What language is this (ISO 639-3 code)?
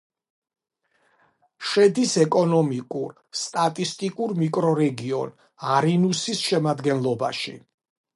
kat